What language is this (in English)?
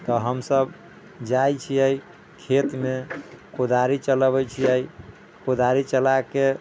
Maithili